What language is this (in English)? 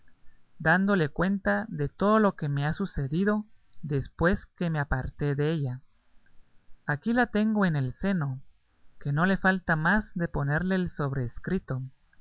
Spanish